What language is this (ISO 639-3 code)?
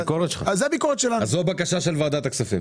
heb